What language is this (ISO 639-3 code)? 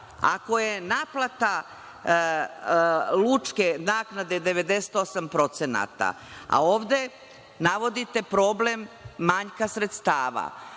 srp